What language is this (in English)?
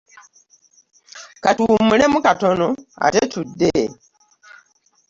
Ganda